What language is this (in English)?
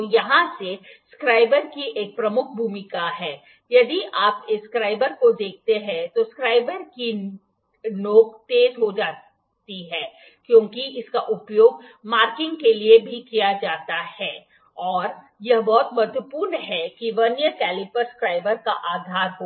Hindi